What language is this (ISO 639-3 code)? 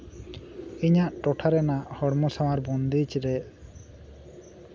sat